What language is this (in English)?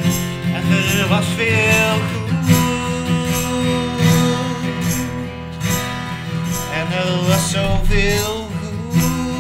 Dutch